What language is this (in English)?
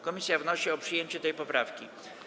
Polish